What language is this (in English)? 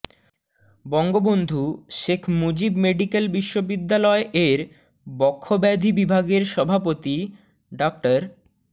Bangla